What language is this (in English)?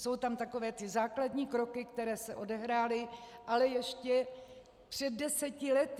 Czech